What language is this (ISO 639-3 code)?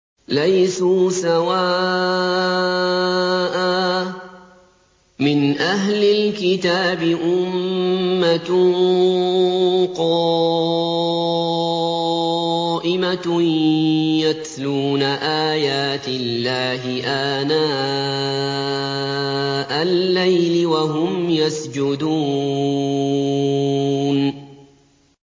ara